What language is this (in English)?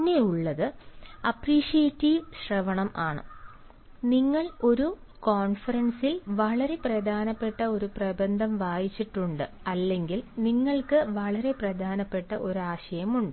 Malayalam